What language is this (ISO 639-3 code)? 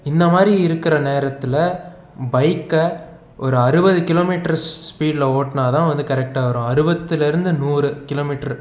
tam